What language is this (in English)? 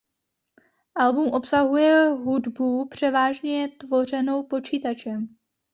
Czech